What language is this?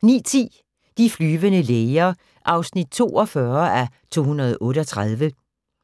Danish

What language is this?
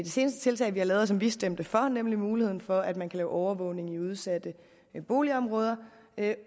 Danish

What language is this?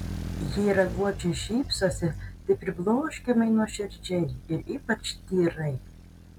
Lithuanian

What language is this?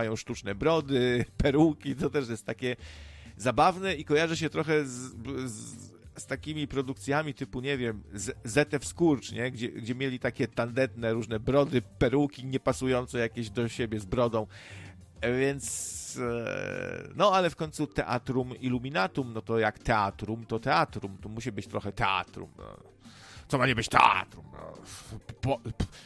Polish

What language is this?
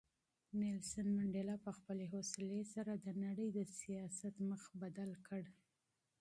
Pashto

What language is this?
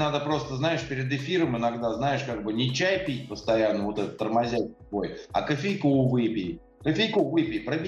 Russian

